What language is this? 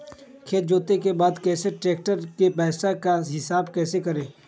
Magahi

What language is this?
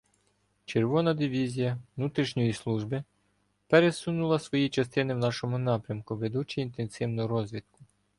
Ukrainian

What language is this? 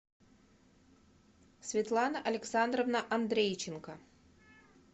Russian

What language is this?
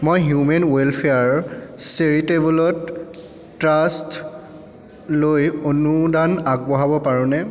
Assamese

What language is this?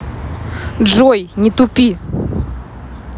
Russian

